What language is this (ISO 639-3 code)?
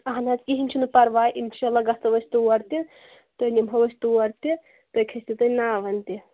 kas